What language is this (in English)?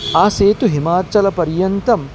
Sanskrit